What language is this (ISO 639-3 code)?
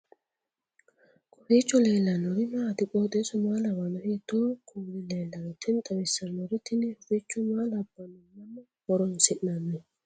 sid